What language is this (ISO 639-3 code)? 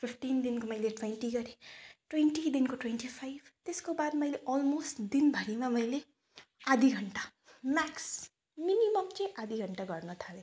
nep